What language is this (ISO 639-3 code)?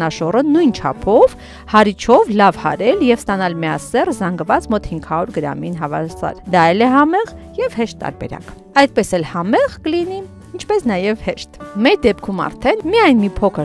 ron